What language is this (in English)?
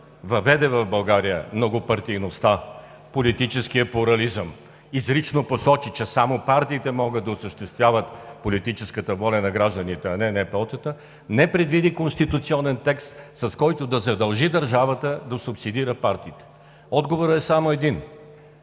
Bulgarian